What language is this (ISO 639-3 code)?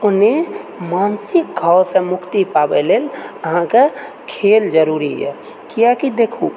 mai